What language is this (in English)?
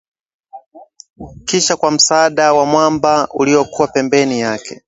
Swahili